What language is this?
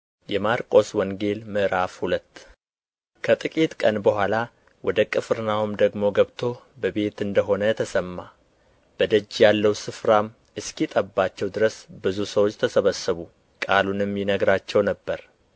Amharic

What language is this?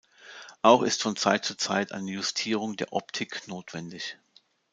German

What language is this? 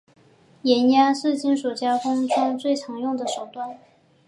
Chinese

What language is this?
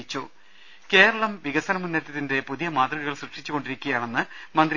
Malayalam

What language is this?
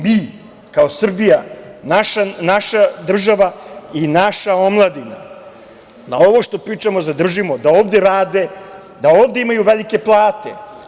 Serbian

